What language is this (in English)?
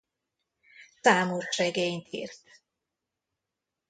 Hungarian